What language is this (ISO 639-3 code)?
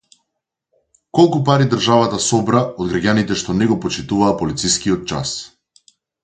mkd